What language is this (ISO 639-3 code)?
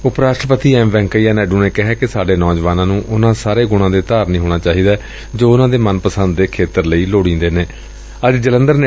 pan